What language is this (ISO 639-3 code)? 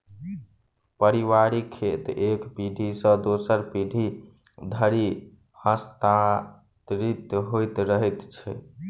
mai